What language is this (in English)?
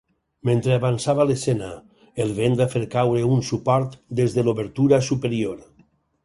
Catalan